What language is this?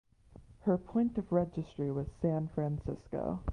English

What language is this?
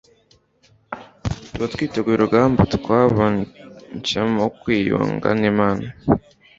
Kinyarwanda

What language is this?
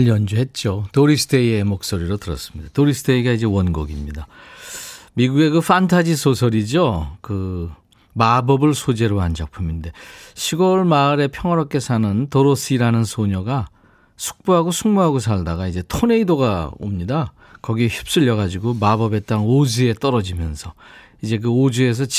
Korean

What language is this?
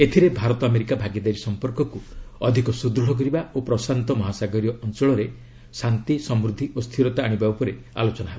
Odia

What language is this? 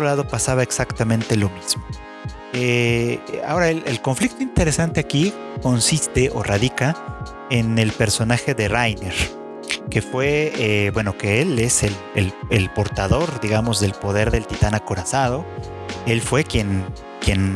Spanish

